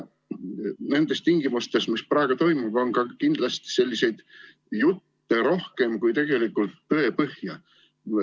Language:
Estonian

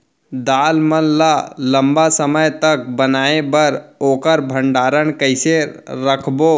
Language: Chhattisgarhi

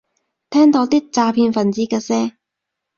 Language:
Cantonese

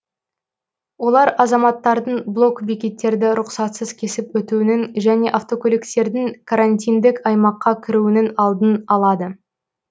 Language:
Kazakh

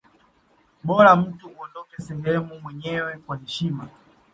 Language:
Swahili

